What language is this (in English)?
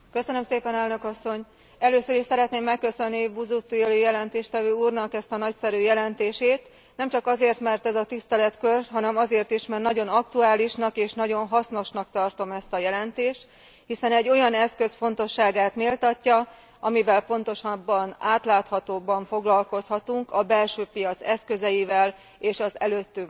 Hungarian